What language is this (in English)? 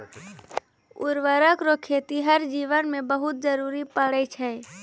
Maithili